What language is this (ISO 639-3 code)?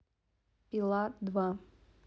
rus